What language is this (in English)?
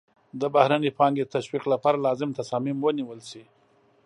Pashto